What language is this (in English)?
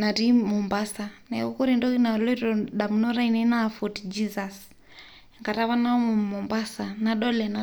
Masai